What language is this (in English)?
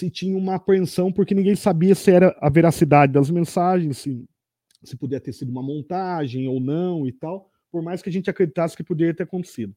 Portuguese